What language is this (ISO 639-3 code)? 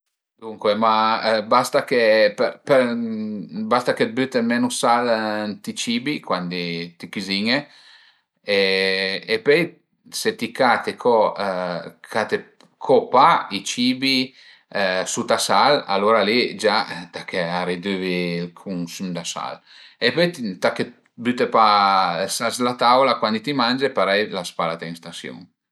pms